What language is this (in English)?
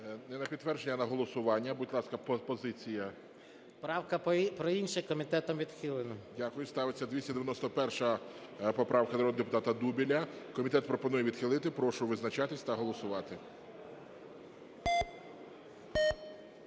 Ukrainian